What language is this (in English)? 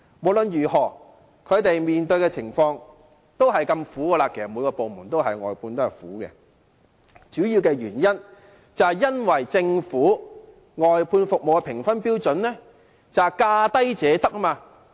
Cantonese